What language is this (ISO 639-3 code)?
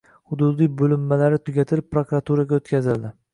uzb